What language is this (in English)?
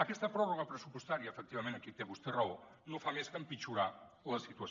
Catalan